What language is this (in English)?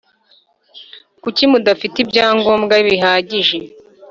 Kinyarwanda